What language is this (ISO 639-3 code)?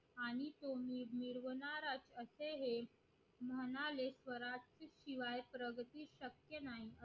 mar